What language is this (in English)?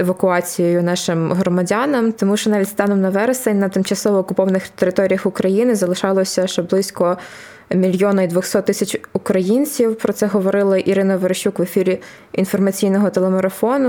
Ukrainian